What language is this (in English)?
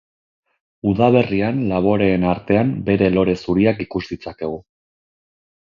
Basque